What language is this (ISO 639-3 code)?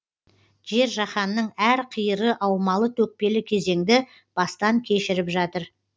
kaz